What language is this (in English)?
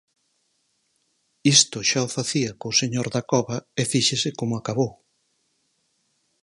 Galician